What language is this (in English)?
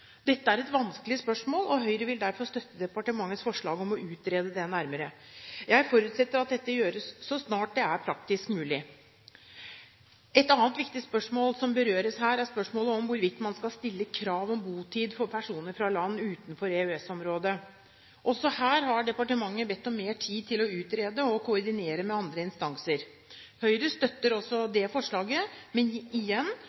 Norwegian Bokmål